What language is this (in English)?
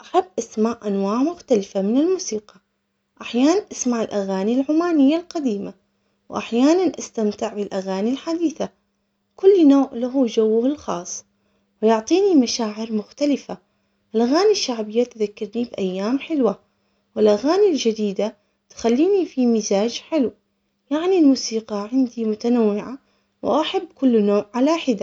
Omani Arabic